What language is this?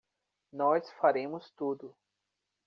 Portuguese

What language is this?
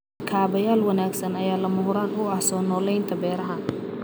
Somali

